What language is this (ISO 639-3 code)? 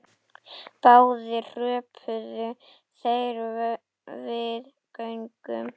isl